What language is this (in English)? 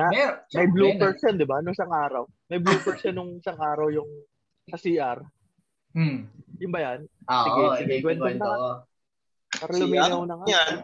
Filipino